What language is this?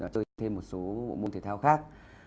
Vietnamese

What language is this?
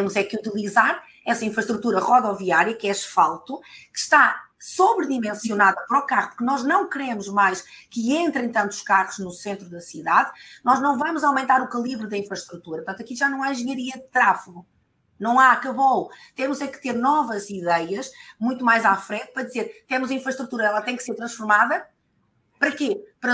Portuguese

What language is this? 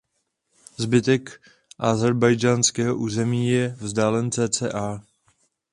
Czech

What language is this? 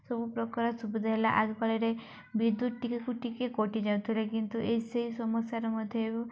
Odia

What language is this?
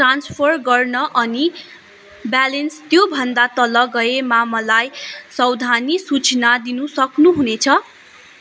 Nepali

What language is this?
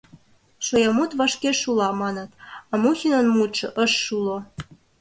Mari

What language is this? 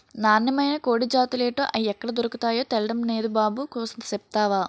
Telugu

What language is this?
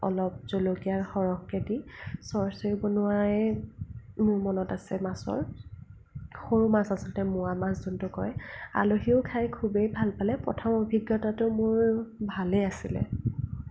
Assamese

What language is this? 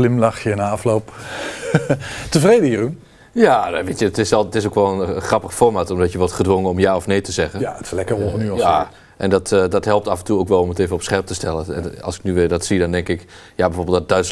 Dutch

